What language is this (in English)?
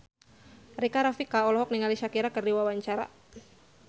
Sundanese